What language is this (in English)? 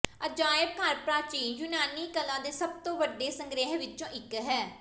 Punjabi